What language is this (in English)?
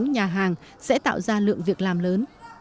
Vietnamese